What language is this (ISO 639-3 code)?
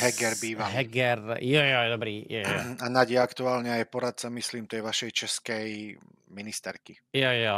ces